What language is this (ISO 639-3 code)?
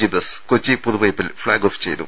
mal